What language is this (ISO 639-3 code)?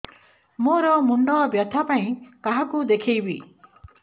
ori